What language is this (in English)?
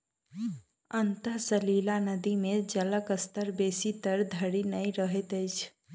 Maithili